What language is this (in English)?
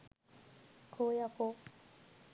Sinhala